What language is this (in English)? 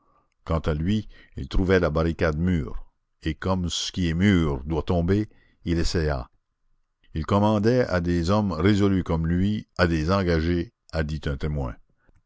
French